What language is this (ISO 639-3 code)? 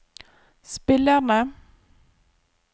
nor